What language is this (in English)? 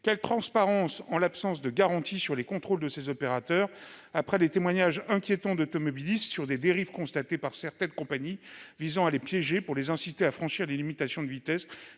French